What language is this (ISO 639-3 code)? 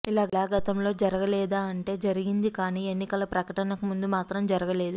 tel